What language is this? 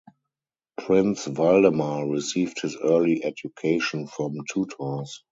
English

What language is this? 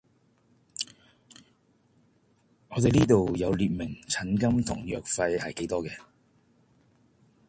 Cantonese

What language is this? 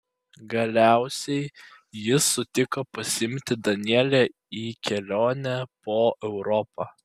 Lithuanian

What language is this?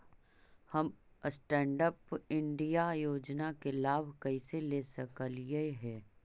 Magahi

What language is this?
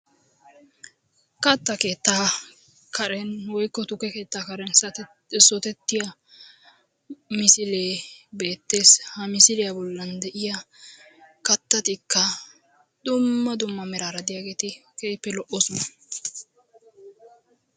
Wolaytta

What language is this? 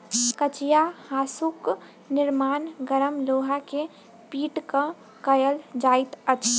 Maithili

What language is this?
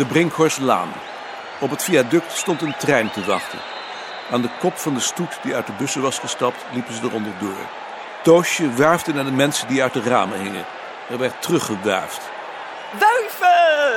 Dutch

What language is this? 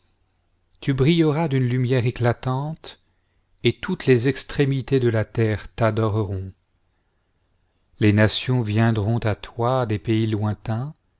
French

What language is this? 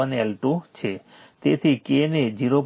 Gujarati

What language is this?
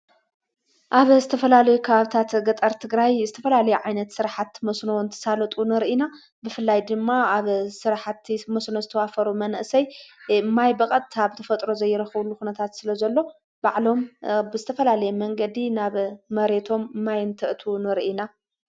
Tigrinya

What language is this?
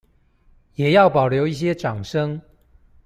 Chinese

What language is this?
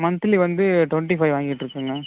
Tamil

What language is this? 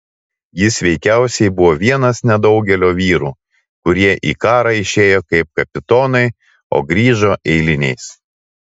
Lithuanian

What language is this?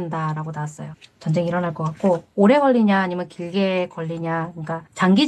Korean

